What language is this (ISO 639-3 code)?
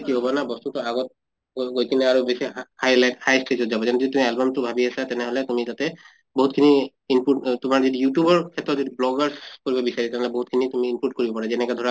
asm